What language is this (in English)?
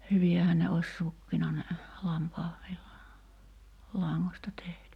Finnish